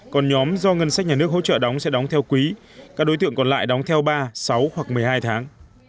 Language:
Vietnamese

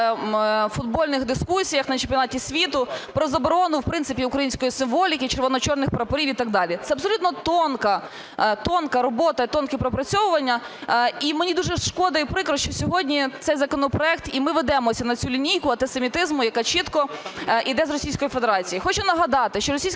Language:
Ukrainian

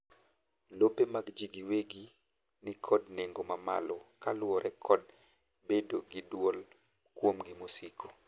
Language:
Luo (Kenya and Tanzania)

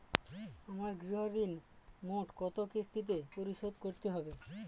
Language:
Bangla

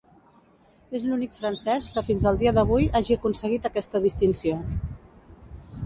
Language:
Catalan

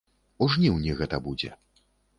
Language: Belarusian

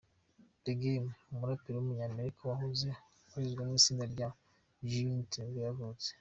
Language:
Kinyarwanda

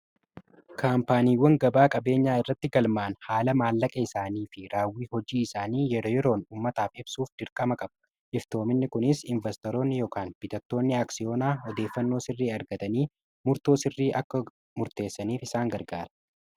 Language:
Oromo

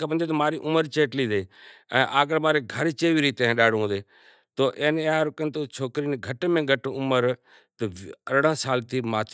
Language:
Kachi Koli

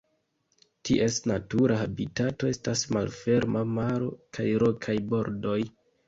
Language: Esperanto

